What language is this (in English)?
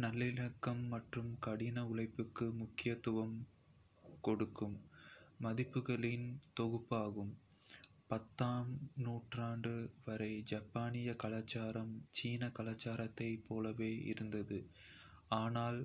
Kota (India)